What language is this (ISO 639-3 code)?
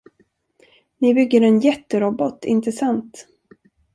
swe